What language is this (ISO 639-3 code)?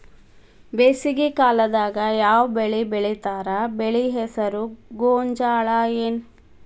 kan